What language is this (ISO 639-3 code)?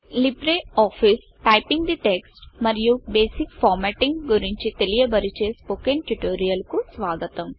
tel